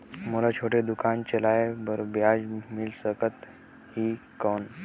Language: Chhattisgarhi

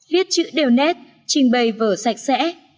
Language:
Vietnamese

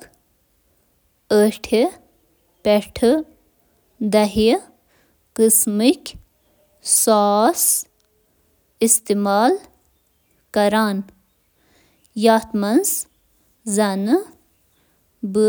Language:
Kashmiri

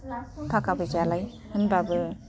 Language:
Bodo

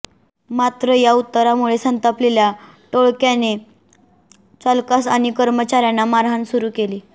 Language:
Marathi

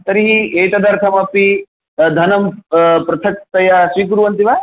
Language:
Sanskrit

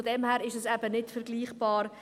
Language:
Swiss German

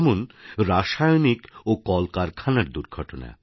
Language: Bangla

